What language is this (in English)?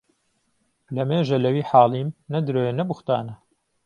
Central Kurdish